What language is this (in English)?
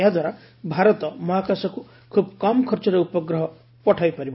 Odia